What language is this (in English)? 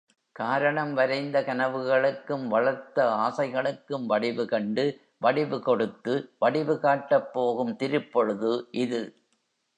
Tamil